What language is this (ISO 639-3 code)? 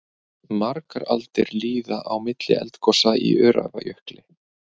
isl